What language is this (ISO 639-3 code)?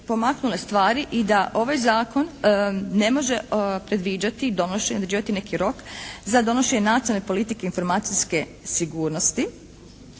hrv